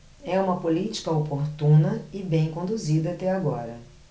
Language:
Portuguese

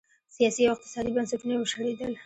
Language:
Pashto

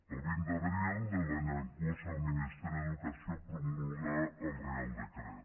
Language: Catalan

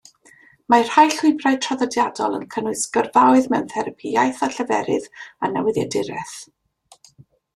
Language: Welsh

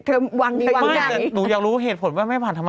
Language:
Thai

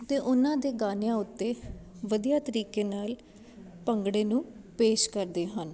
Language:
Punjabi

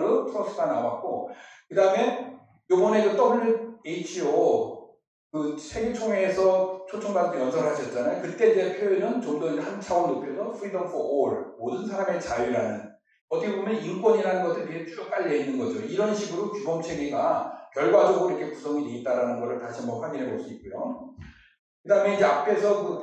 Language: Korean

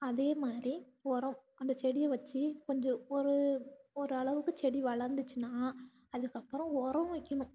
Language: Tamil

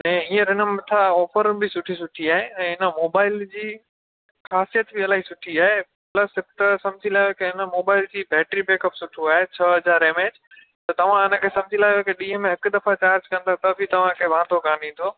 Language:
Sindhi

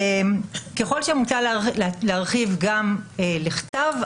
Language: Hebrew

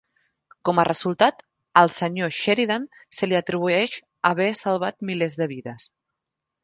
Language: Catalan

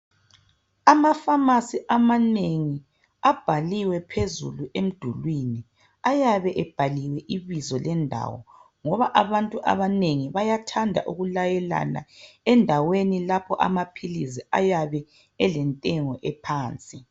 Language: North Ndebele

